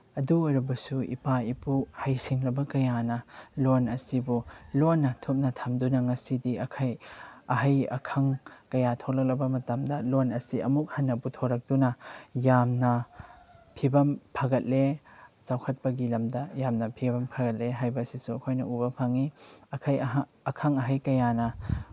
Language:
Manipuri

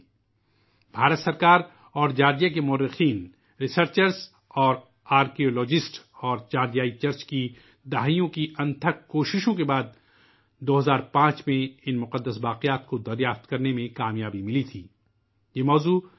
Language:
Urdu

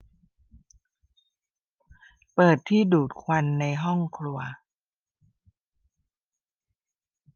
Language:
Thai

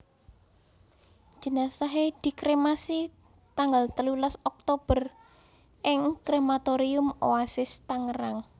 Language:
Javanese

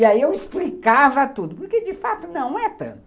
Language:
Portuguese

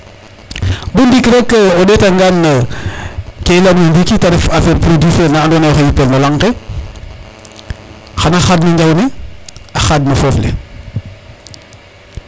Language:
Serer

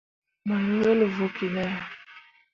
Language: Mundang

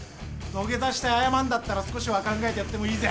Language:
Japanese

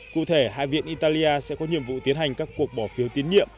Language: Vietnamese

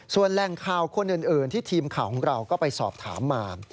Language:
Thai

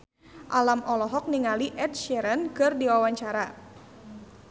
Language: Sundanese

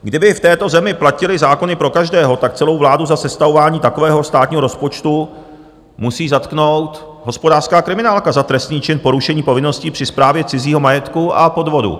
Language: Czech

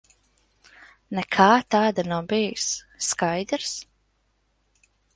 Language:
Latvian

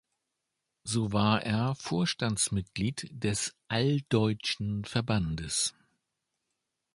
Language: German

